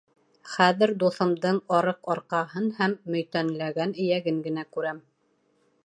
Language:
Bashkir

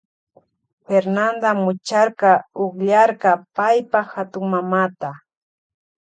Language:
Loja Highland Quichua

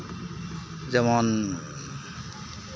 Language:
Santali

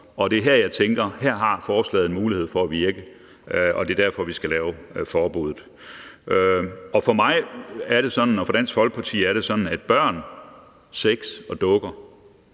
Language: Danish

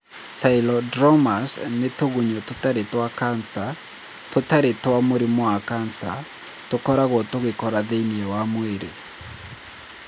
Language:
Kikuyu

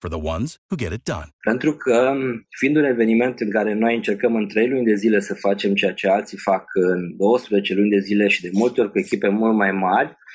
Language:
Romanian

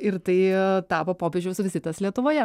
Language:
Lithuanian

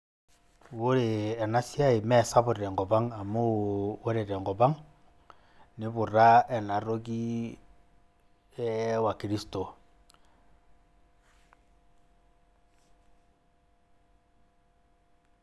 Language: Masai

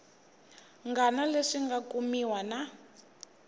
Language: Tsonga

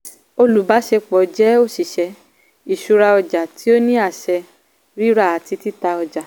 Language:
Yoruba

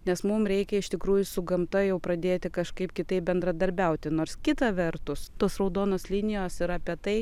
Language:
Lithuanian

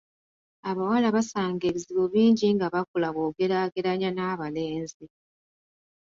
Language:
Ganda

